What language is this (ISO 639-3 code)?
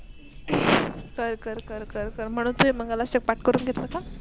mar